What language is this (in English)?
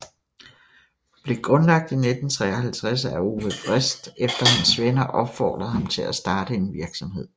Danish